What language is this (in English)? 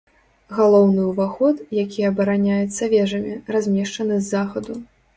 Belarusian